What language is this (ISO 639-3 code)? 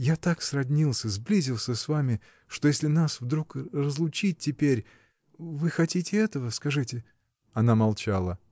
rus